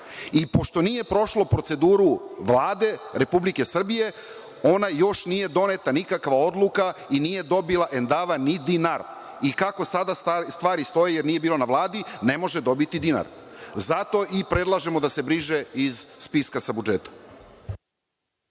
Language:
Serbian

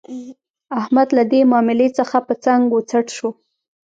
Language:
Pashto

